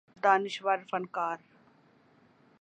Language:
Urdu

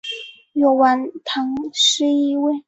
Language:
Chinese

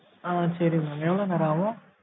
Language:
Tamil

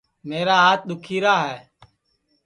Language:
Sansi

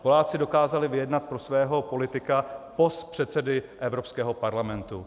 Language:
Czech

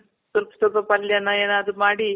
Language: Kannada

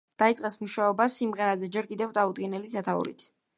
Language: Georgian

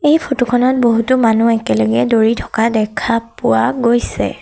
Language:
Assamese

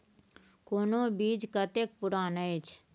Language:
Maithili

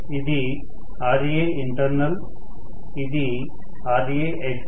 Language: Telugu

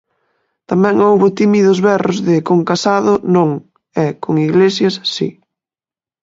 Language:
Galician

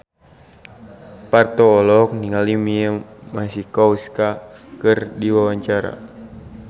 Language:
Sundanese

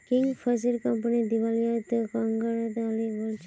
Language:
Magahi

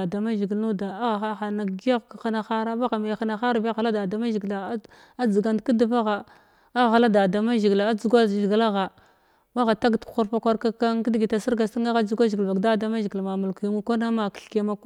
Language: Glavda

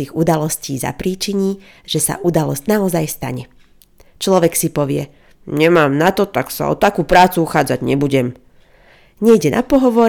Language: Slovak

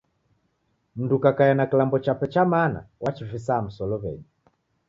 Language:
Taita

